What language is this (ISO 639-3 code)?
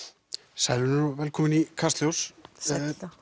isl